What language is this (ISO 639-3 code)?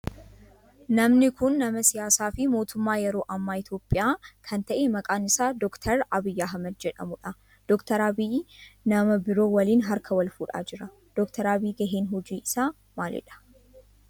orm